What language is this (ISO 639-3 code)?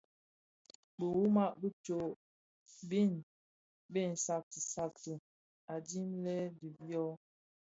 ksf